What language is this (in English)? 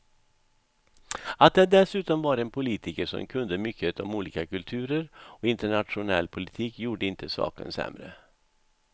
Swedish